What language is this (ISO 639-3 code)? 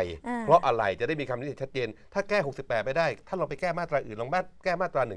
tha